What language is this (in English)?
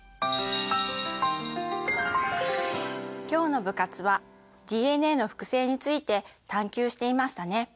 Japanese